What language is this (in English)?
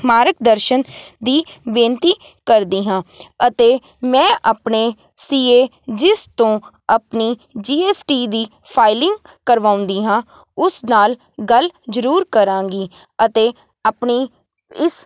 Punjabi